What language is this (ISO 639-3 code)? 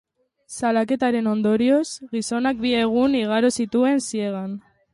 eus